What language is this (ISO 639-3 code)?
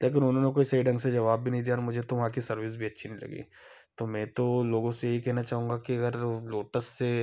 hin